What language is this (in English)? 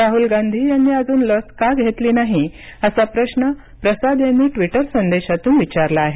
Marathi